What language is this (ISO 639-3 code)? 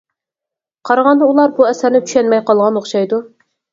uig